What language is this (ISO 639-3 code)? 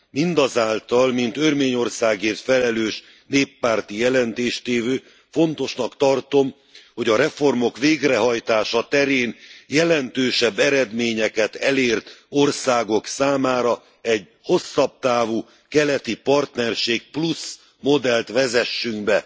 hun